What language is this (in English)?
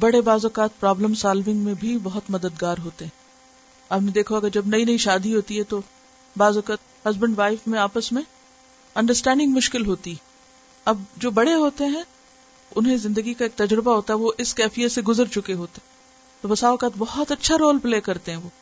Urdu